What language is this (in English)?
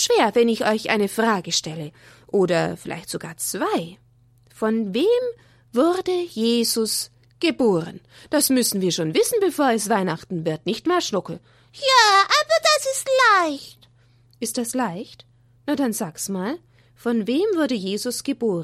German